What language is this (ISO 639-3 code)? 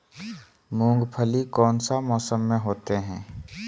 mag